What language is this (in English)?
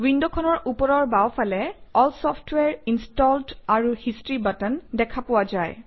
Assamese